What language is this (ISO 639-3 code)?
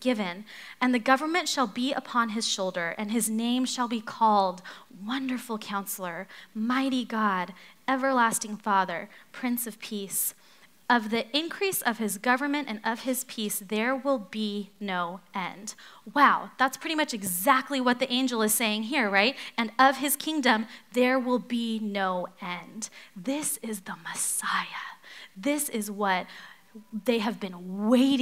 eng